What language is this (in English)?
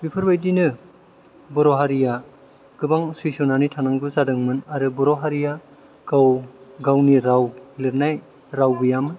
Bodo